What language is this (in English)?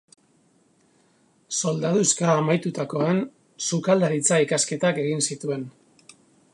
Basque